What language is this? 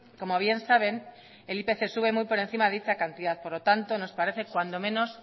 Spanish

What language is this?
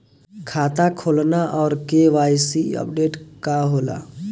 Bhojpuri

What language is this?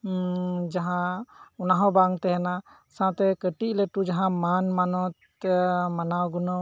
Santali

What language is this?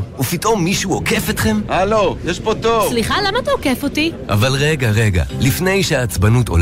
Hebrew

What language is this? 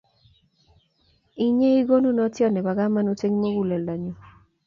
Kalenjin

